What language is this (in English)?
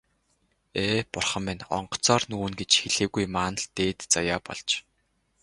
Mongolian